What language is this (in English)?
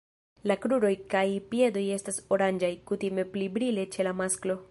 Esperanto